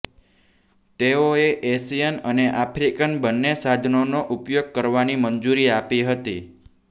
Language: Gujarati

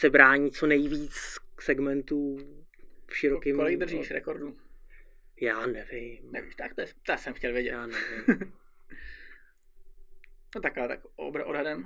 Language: Czech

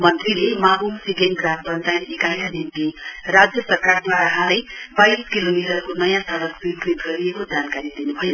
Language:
Nepali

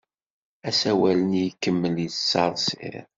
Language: Kabyle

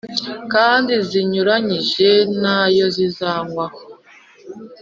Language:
Kinyarwanda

